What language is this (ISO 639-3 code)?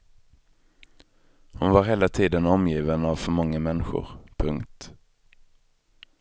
swe